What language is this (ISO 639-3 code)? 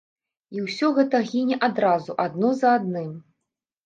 bel